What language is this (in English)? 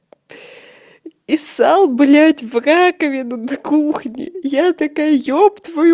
Russian